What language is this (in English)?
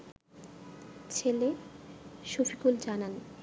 Bangla